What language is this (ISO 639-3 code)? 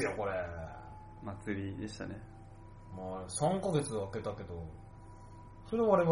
jpn